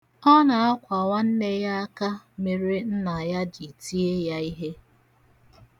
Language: Igbo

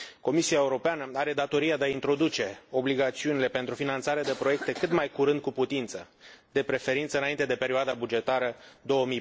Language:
Romanian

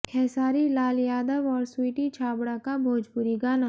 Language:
Hindi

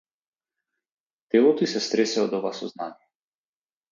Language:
Macedonian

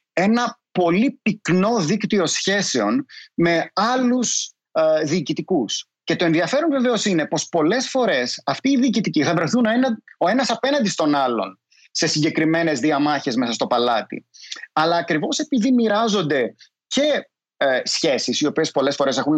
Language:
Greek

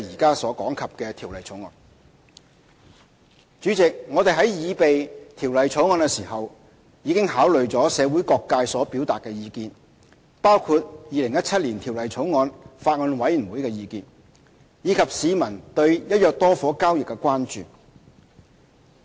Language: Cantonese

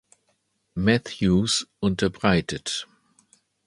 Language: German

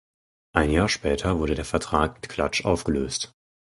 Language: German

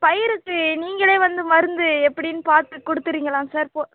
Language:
Tamil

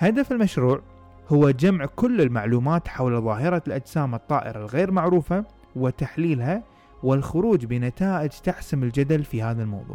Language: Arabic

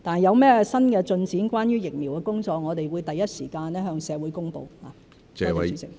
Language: Cantonese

